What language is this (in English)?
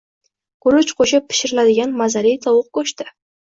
Uzbek